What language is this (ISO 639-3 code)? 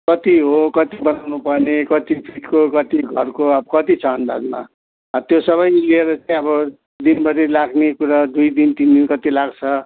nep